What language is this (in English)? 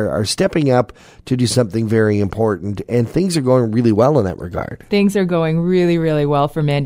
English